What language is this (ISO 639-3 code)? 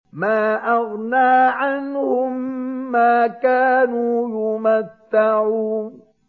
ara